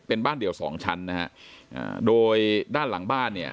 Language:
Thai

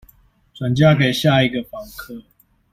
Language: Chinese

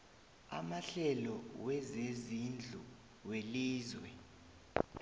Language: South Ndebele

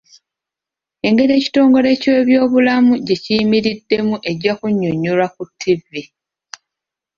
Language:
Ganda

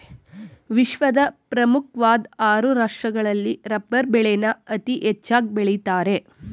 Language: Kannada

